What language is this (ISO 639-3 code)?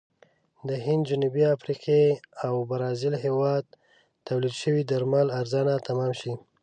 pus